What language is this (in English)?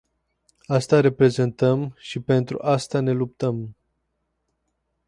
Romanian